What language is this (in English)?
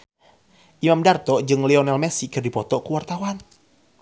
Sundanese